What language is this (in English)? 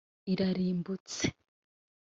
Kinyarwanda